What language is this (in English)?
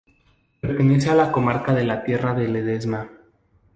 Spanish